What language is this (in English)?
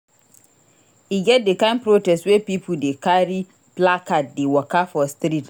Nigerian Pidgin